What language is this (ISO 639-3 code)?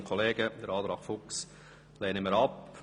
gsw